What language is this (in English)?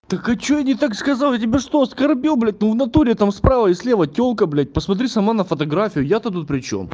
Russian